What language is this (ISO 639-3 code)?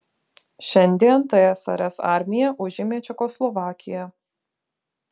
lit